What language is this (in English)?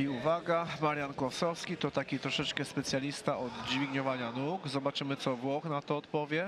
Polish